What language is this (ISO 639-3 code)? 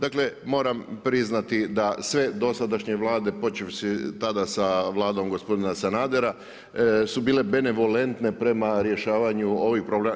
hrv